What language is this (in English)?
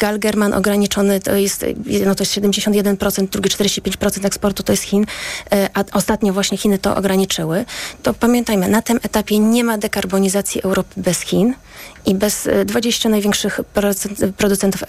Polish